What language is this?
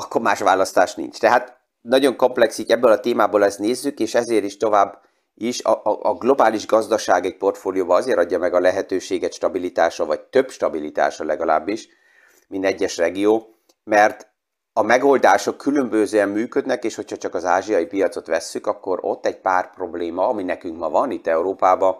Hungarian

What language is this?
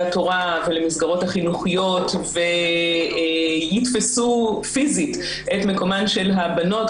Hebrew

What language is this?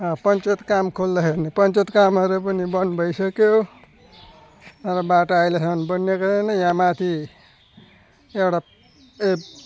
Nepali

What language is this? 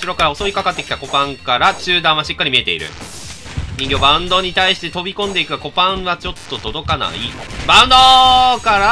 Japanese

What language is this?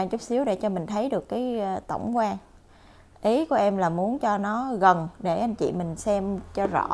Vietnamese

